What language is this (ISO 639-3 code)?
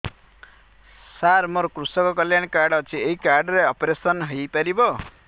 ori